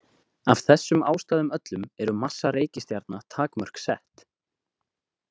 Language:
Icelandic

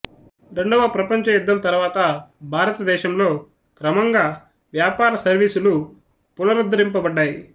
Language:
Telugu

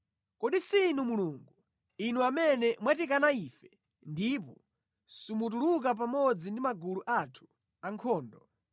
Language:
Nyanja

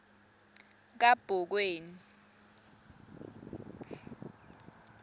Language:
Swati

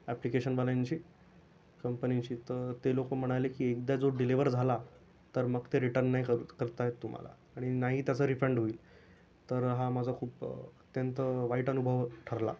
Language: Marathi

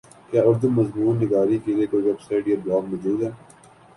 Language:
Urdu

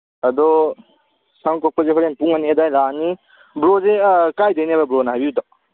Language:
Manipuri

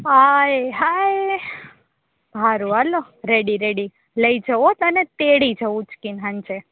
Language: Gujarati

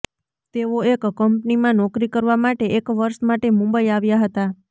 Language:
Gujarati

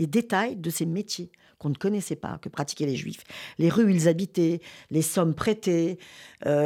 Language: French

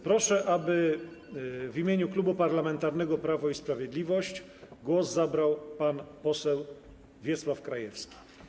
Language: Polish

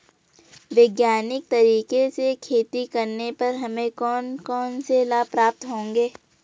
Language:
Hindi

